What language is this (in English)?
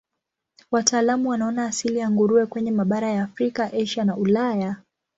Swahili